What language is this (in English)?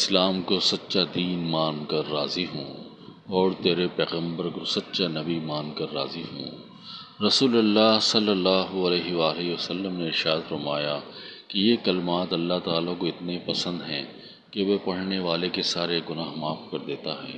Urdu